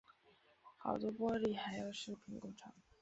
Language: Chinese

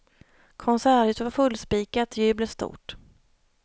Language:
Swedish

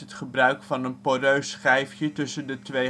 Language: Dutch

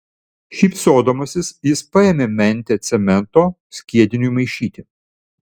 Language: Lithuanian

